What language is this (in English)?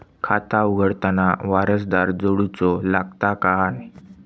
Marathi